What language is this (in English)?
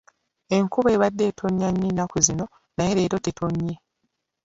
Ganda